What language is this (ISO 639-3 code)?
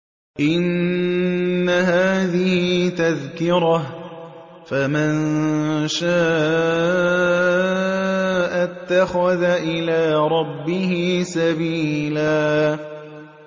ara